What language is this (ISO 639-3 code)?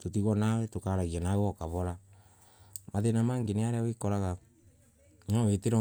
ebu